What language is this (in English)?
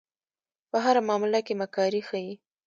Pashto